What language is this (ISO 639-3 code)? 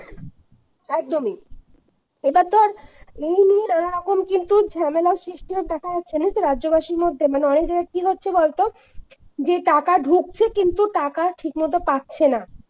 ben